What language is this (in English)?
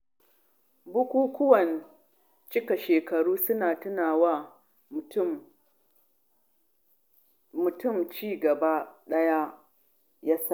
Hausa